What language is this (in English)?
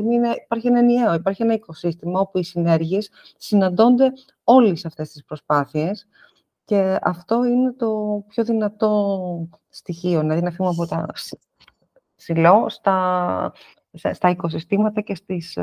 Greek